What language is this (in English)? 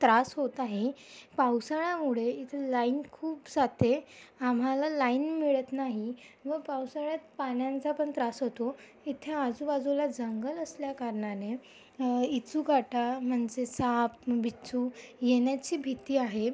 Marathi